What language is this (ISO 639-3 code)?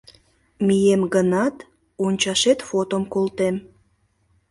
chm